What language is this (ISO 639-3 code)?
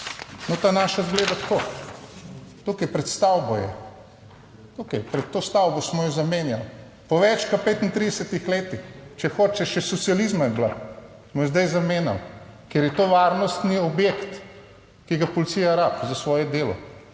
slv